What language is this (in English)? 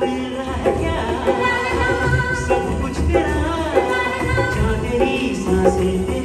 Indonesian